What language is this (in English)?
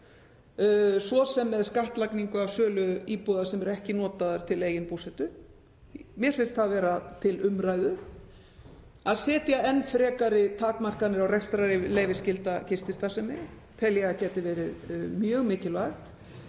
Icelandic